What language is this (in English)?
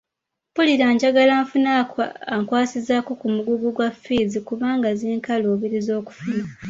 Ganda